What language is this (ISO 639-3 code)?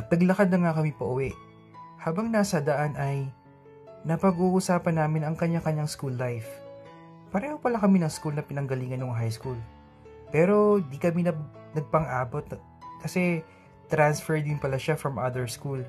fil